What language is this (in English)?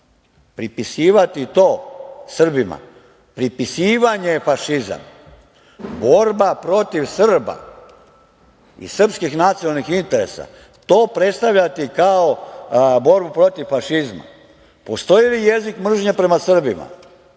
Serbian